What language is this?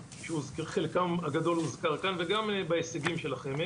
Hebrew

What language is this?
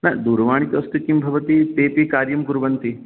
Sanskrit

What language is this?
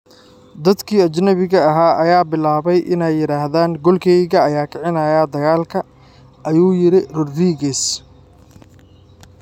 Somali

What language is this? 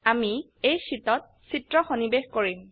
Assamese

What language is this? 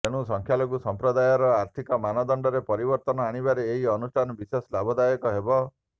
Odia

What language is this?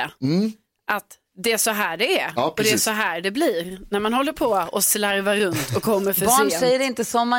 Swedish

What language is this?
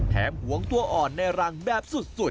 Thai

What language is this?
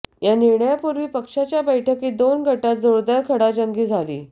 Marathi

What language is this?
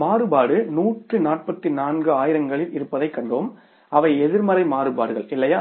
Tamil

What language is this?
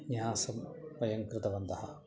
Sanskrit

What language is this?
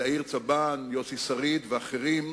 Hebrew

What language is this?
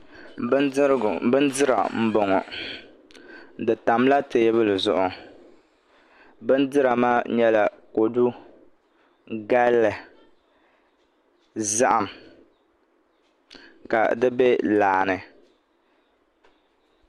Dagbani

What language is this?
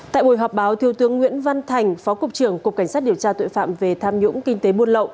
Vietnamese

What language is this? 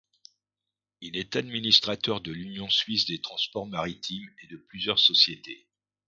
French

